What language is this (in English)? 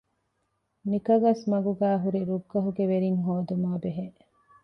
Divehi